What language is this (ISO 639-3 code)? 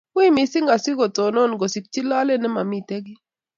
kln